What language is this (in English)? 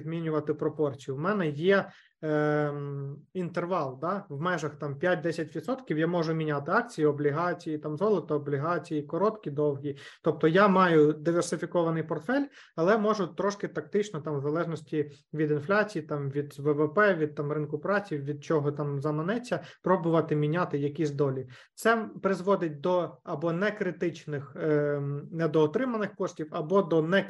Ukrainian